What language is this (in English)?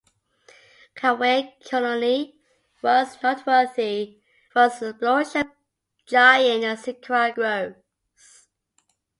English